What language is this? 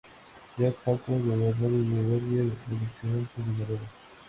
Spanish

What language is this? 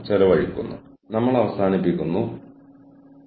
Malayalam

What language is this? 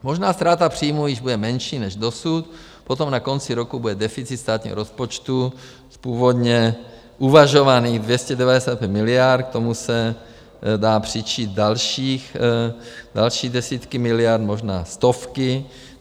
Czech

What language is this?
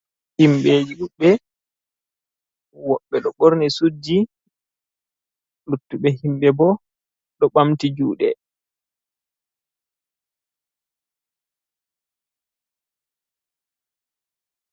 Fula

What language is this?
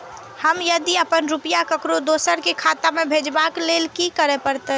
Maithili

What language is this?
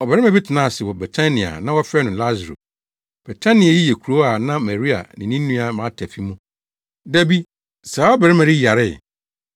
Akan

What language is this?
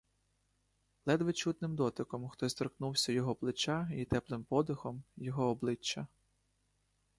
Ukrainian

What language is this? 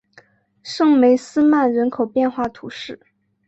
Chinese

